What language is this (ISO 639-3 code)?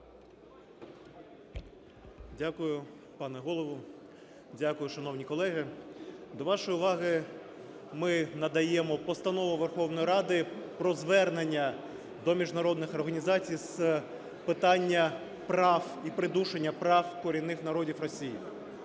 ukr